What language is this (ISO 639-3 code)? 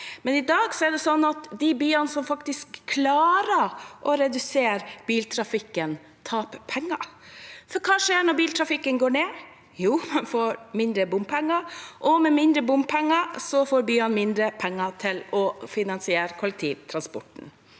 nor